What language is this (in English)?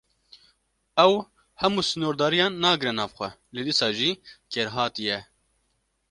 Kurdish